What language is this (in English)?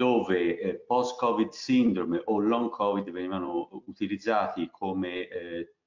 Italian